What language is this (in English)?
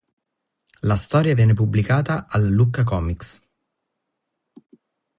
Italian